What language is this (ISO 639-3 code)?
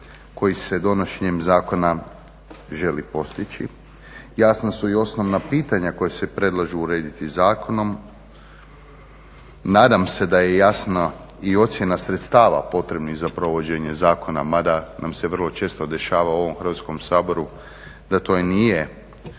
hrv